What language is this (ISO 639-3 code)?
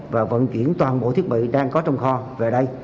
vie